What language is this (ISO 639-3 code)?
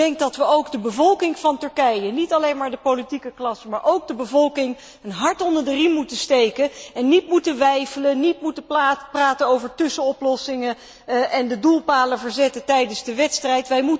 nld